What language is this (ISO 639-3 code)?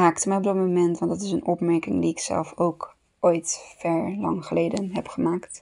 nld